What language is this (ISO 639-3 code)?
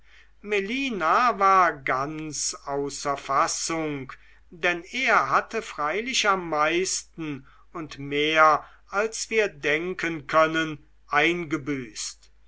deu